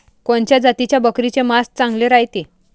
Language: Marathi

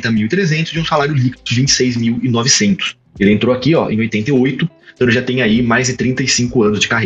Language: Portuguese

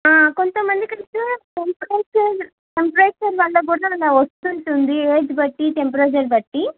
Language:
Telugu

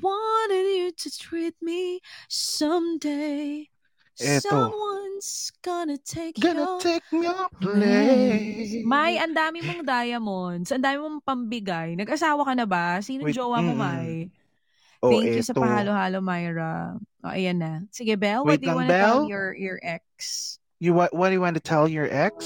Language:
Filipino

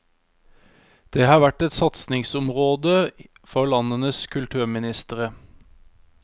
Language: Norwegian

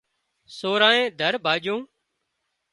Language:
Wadiyara Koli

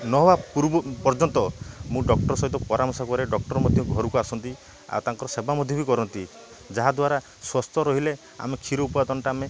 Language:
Odia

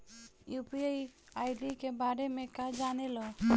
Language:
Bhojpuri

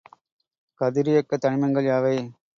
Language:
Tamil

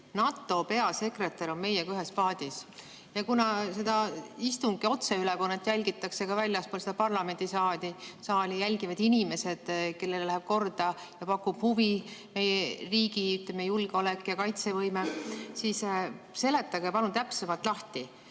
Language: Estonian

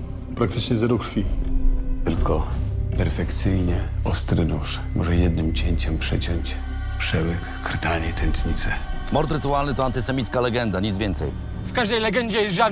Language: Polish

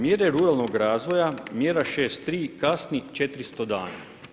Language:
Croatian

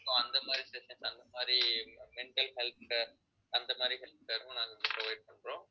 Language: Tamil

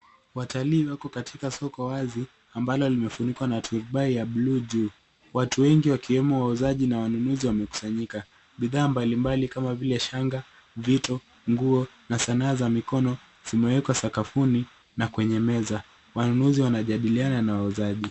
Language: Swahili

